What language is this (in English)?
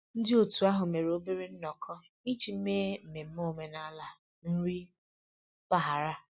Igbo